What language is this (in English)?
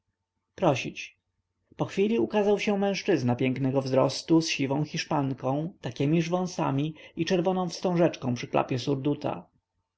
Polish